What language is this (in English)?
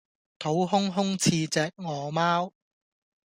Cantonese